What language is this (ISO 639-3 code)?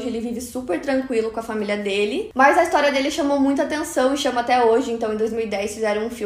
por